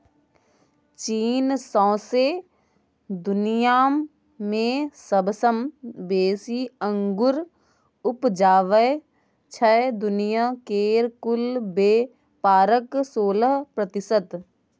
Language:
Maithili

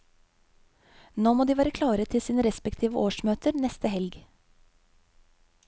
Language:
Norwegian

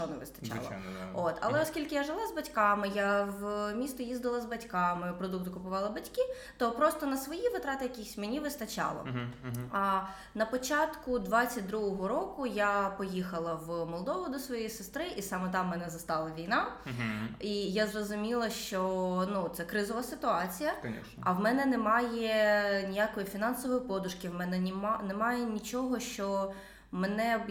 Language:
Ukrainian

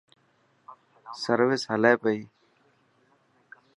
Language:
Dhatki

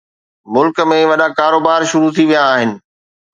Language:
Sindhi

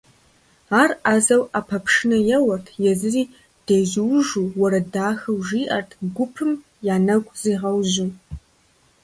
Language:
Kabardian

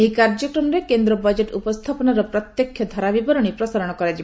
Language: Odia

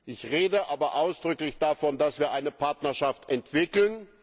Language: German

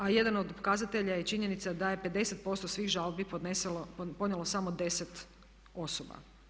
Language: Croatian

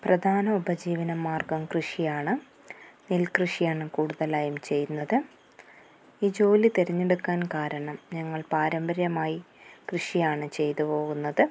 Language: Malayalam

